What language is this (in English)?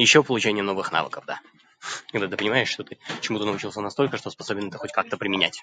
Russian